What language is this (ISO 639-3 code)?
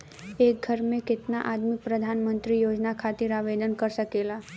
bho